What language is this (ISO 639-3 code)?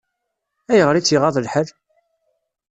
kab